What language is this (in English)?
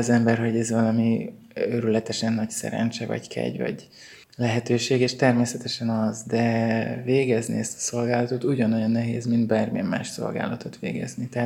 Hungarian